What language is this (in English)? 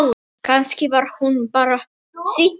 Icelandic